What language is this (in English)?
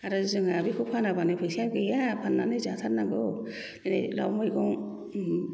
Bodo